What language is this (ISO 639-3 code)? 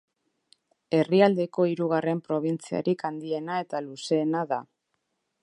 eus